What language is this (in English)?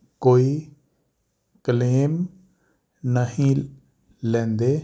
Punjabi